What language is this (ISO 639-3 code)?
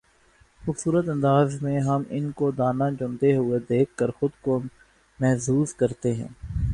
urd